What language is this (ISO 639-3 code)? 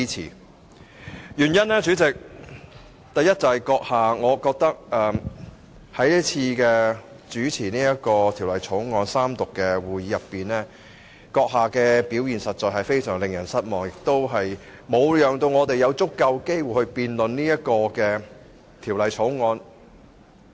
yue